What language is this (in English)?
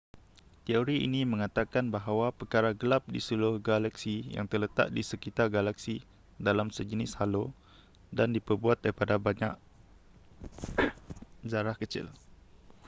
Malay